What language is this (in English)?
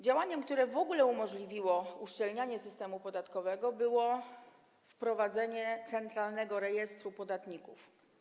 Polish